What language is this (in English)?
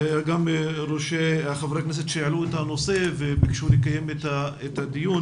Hebrew